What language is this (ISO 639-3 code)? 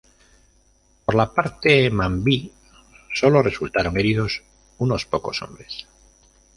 spa